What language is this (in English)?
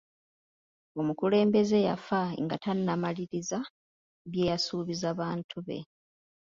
Ganda